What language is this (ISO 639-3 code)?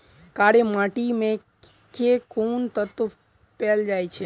mai